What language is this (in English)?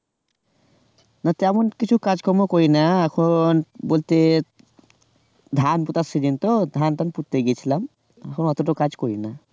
Bangla